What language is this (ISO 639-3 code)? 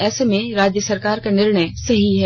hin